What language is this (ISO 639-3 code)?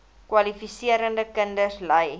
afr